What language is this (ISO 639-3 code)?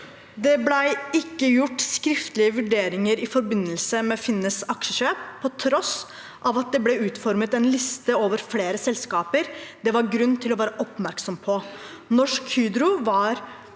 nor